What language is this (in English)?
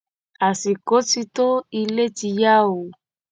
Yoruba